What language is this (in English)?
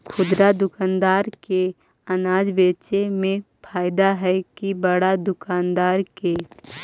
Magahi